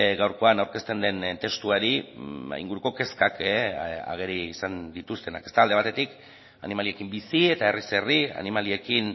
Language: Basque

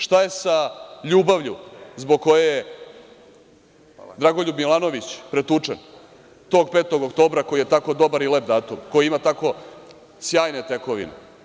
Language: Serbian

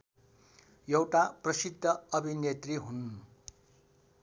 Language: Nepali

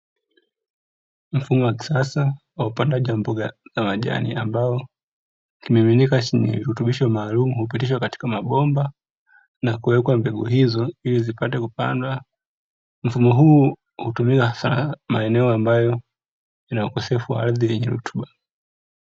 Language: Swahili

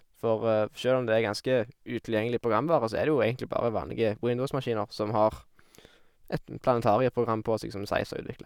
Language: Norwegian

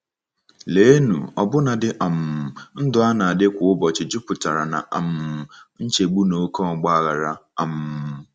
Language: Igbo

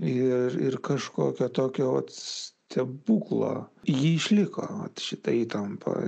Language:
Lithuanian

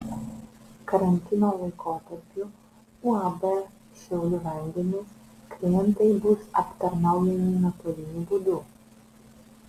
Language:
Lithuanian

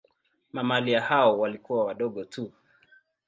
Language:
Swahili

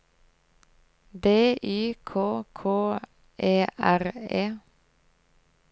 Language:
Norwegian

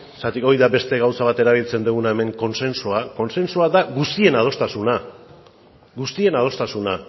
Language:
Basque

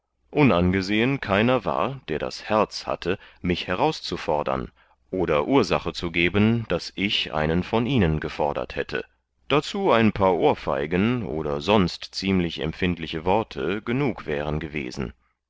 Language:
German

